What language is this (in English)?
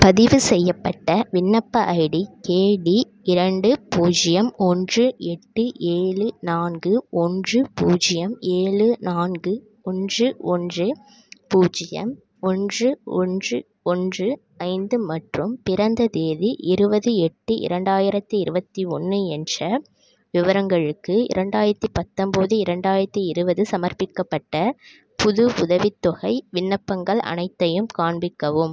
Tamil